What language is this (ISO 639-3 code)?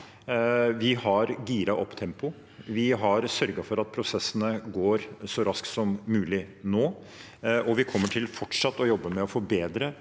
nor